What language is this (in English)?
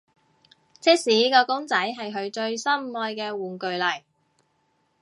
Cantonese